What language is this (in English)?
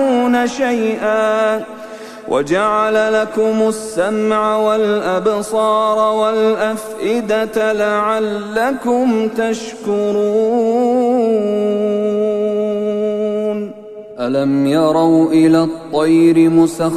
Arabic